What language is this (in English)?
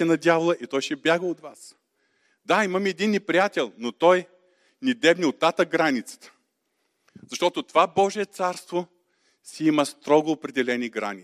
Bulgarian